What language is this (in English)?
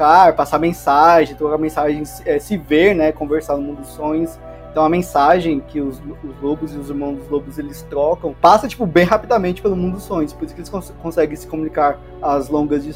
Portuguese